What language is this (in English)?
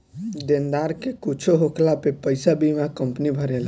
Bhojpuri